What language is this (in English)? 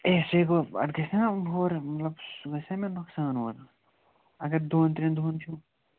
Kashmiri